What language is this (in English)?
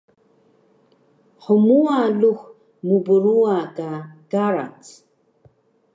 Taroko